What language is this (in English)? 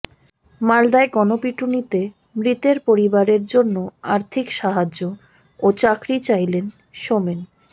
Bangla